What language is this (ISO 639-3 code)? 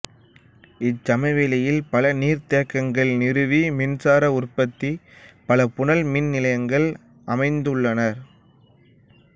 tam